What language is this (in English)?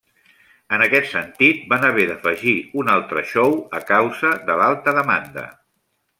Catalan